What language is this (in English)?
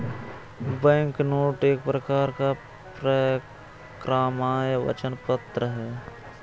Hindi